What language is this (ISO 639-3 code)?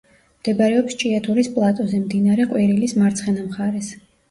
kat